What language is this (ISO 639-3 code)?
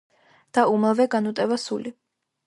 kat